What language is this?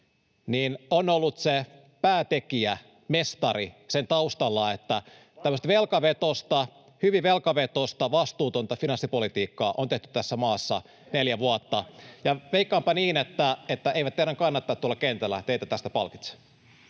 Finnish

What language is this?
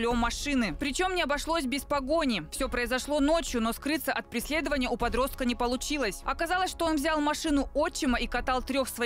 Russian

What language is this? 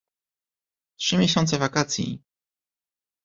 Polish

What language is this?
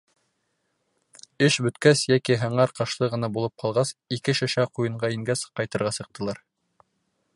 Bashkir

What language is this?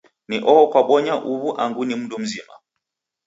Taita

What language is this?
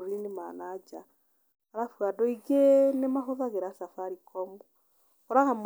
Kikuyu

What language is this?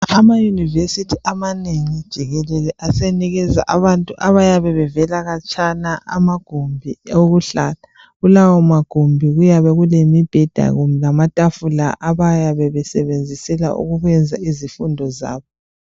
North Ndebele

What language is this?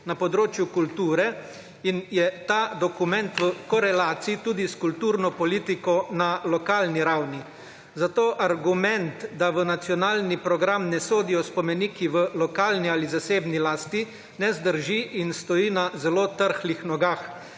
Slovenian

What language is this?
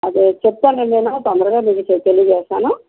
Telugu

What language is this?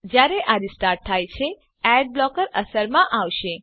Gujarati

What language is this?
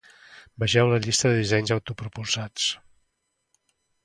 Catalan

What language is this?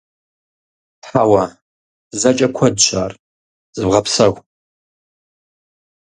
Kabardian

